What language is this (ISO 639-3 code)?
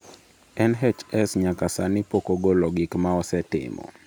luo